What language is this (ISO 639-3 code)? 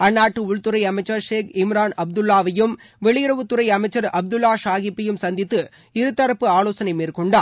tam